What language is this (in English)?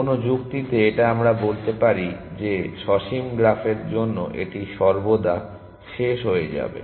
Bangla